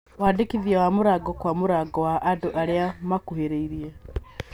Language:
Kikuyu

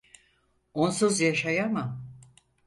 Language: Turkish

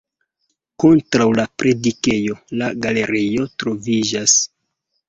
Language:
Esperanto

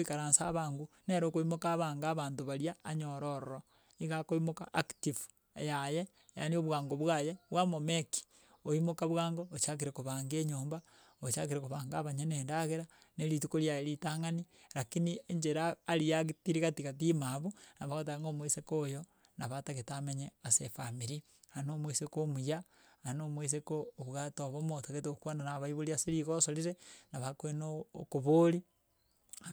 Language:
Gusii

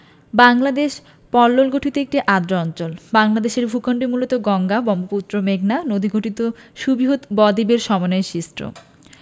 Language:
Bangla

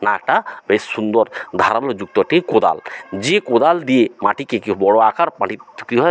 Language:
Bangla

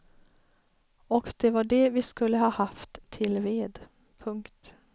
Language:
Swedish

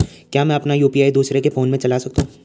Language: Hindi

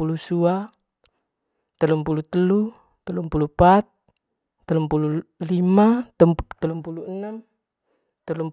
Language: Manggarai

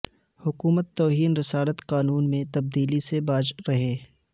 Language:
Urdu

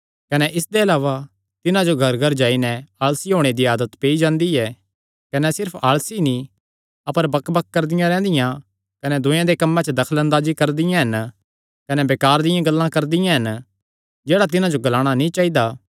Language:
Kangri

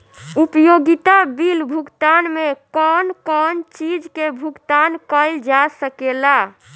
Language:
Bhojpuri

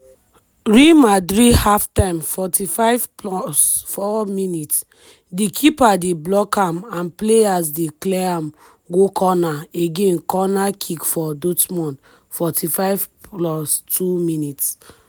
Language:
Nigerian Pidgin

